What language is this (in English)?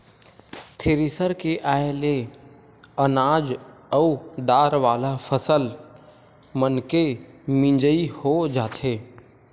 Chhattisgarhi